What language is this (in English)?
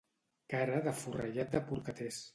Catalan